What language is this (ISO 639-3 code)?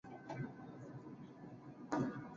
swa